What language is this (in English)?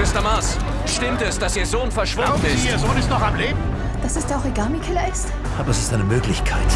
German